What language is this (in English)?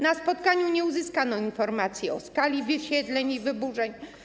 Polish